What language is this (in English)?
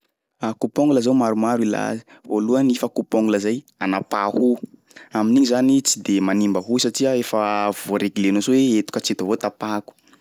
Sakalava Malagasy